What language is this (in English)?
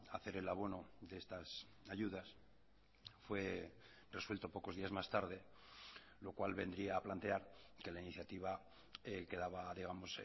Spanish